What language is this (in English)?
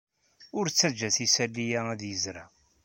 Kabyle